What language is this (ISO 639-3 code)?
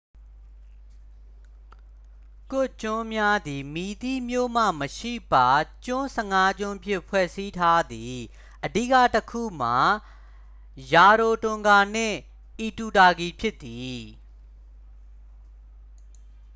mya